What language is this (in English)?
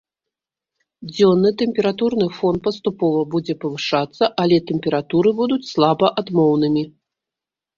Belarusian